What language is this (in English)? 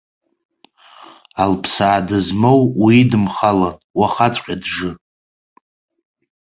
Abkhazian